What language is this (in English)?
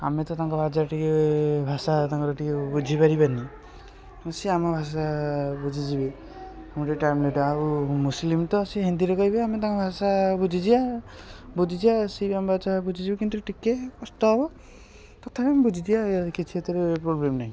Odia